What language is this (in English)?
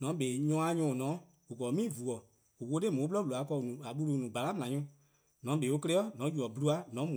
Eastern Krahn